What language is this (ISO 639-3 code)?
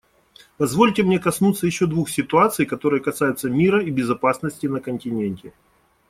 rus